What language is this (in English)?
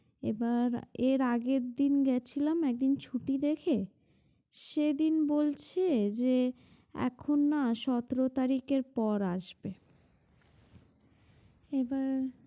Bangla